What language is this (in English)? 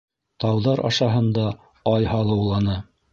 Bashkir